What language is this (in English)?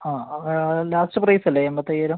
Malayalam